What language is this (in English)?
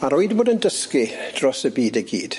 Welsh